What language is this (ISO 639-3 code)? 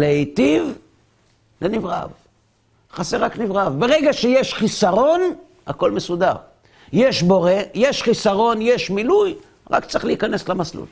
heb